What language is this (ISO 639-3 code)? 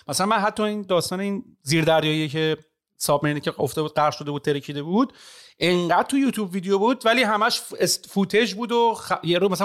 fas